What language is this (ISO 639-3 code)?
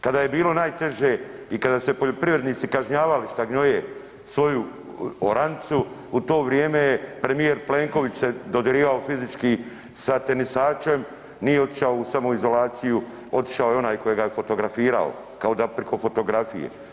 hrv